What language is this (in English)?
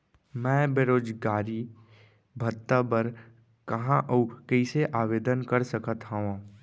Chhattisgarhi